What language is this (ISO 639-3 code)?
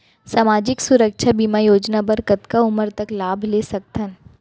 hne